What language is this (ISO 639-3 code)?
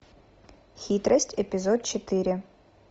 rus